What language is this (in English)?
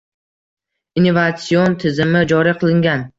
Uzbek